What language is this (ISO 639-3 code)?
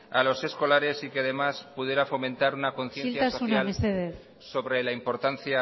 spa